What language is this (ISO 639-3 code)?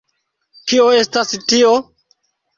epo